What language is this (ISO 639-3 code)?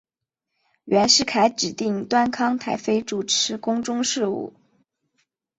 zho